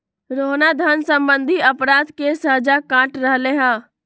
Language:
Magahi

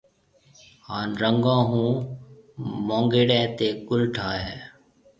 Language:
Marwari (Pakistan)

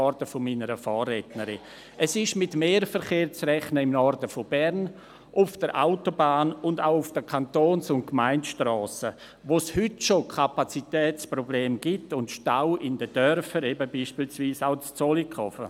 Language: Swiss German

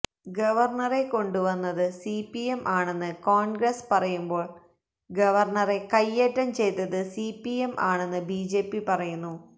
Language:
Malayalam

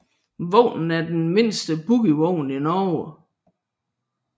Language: Danish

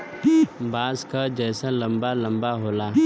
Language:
Bhojpuri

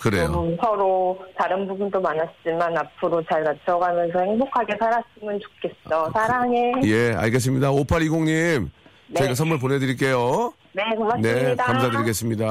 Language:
Korean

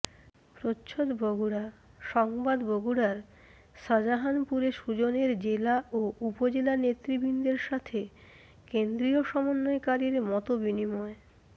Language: Bangla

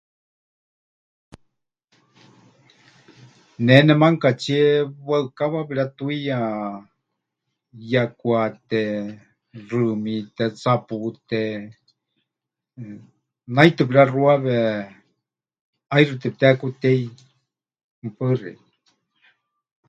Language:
Huichol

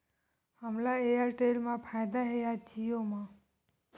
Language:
Chhattisgarhi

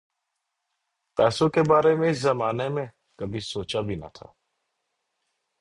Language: Urdu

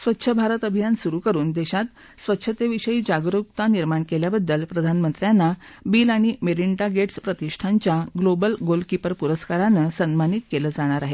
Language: Marathi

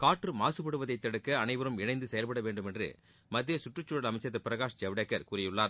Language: Tamil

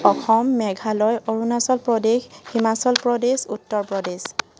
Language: Assamese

